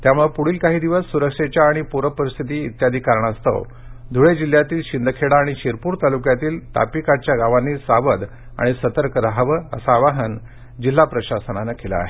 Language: Marathi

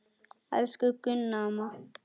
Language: Icelandic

